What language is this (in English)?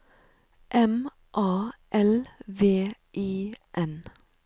Norwegian